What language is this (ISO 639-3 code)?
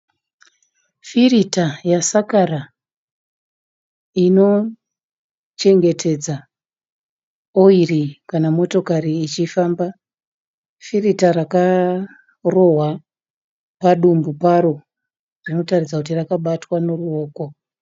sna